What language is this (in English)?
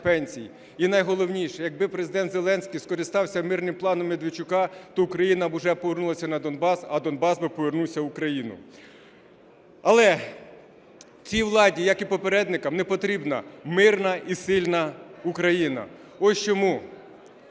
Ukrainian